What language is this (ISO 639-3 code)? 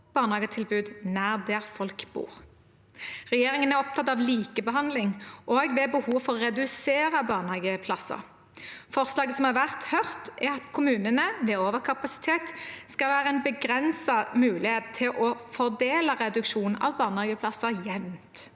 nor